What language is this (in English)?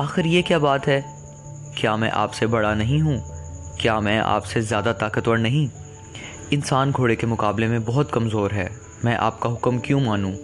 Urdu